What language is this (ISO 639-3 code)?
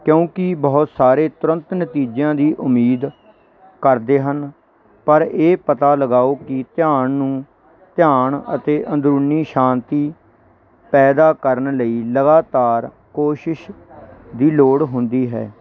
pan